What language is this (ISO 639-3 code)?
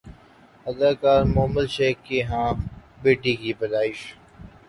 urd